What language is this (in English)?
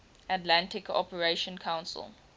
English